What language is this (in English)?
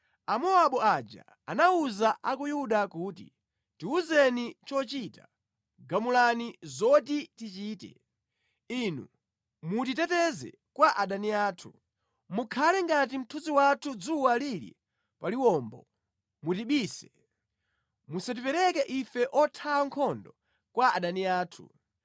Nyanja